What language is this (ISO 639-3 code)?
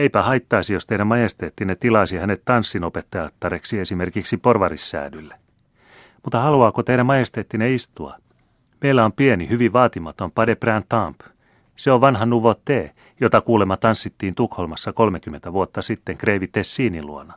fin